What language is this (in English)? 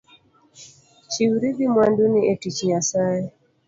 Luo (Kenya and Tanzania)